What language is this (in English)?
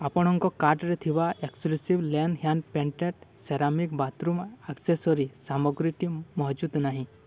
Odia